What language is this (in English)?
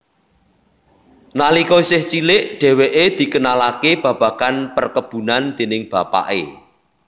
Javanese